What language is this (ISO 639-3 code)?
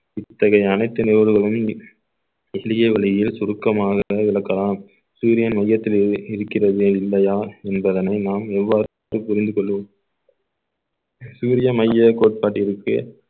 tam